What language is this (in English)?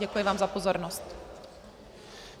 Czech